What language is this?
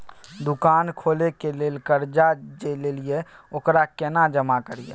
Maithili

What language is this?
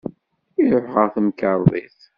Kabyle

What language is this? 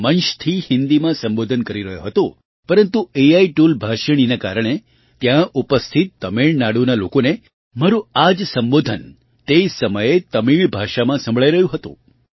Gujarati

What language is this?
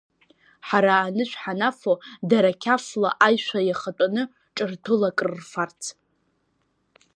Abkhazian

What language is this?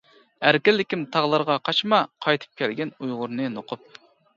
Uyghur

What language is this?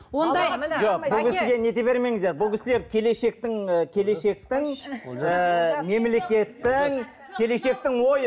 Kazakh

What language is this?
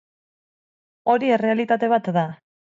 Basque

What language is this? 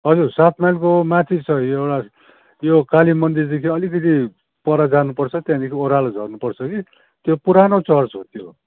Nepali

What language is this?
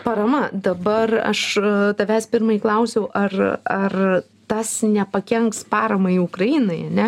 Lithuanian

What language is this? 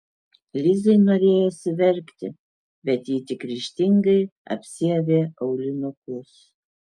Lithuanian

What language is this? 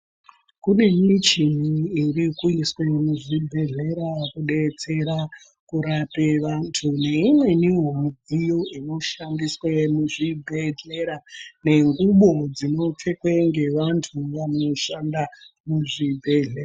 Ndau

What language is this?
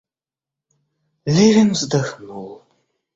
Russian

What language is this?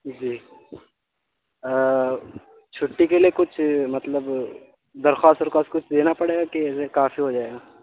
Urdu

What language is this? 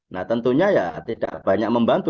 Indonesian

